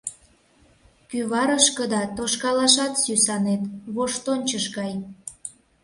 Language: Mari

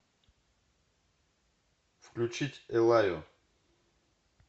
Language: Russian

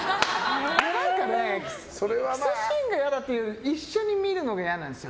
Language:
Japanese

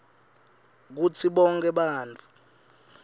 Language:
Swati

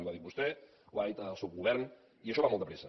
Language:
Catalan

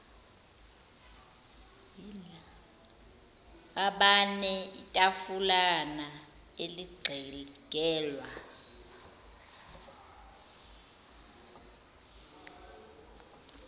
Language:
Zulu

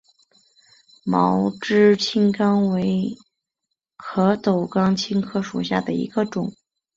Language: Chinese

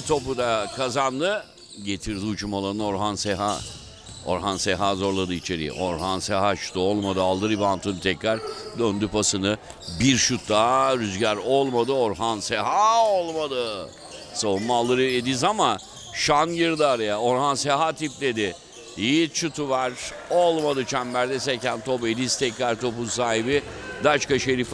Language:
Turkish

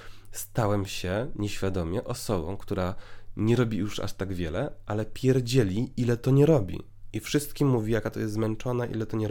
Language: Polish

